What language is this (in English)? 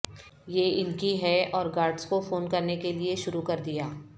Urdu